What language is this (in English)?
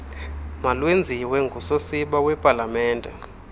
Xhosa